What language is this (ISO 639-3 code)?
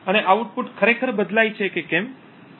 guj